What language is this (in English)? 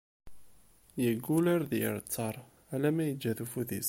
Kabyle